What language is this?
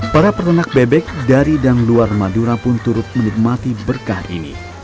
Indonesian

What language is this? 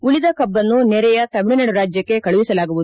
Kannada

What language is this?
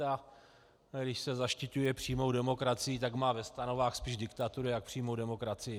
Czech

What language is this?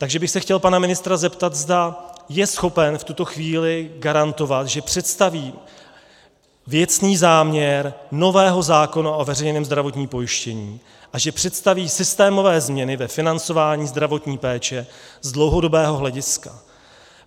Czech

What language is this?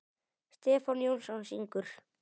Icelandic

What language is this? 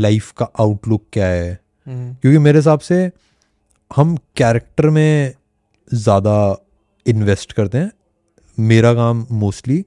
Hindi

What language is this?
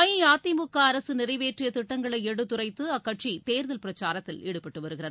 Tamil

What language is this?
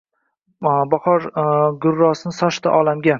Uzbek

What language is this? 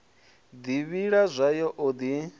Venda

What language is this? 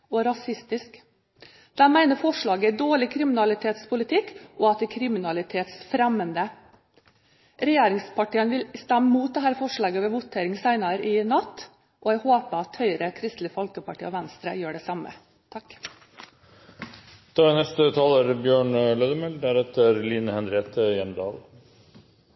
Norwegian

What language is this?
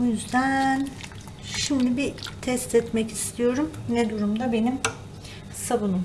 Turkish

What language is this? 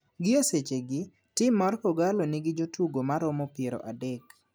Luo (Kenya and Tanzania)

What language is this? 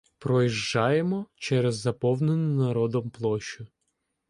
Ukrainian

